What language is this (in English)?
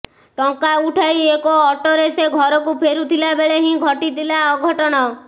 Odia